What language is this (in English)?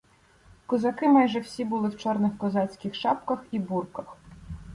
Ukrainian